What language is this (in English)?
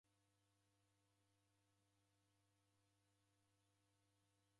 Taita